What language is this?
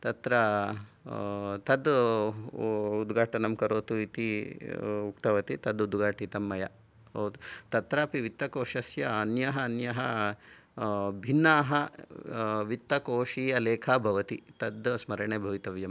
Sanskrit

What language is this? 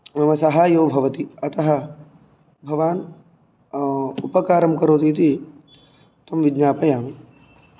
Sanskrit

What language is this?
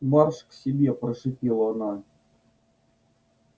Russian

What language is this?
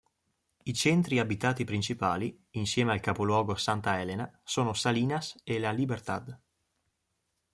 Italian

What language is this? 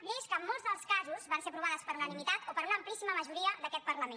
Catalan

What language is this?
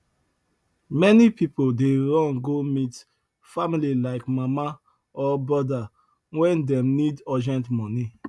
Nigerian Pidgin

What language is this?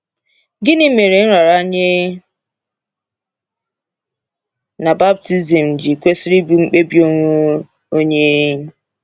Igbo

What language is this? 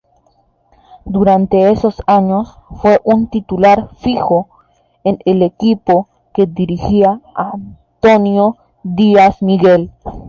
Spanish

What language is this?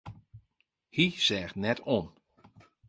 Western Frisian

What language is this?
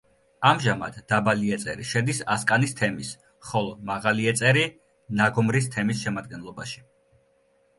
Georgian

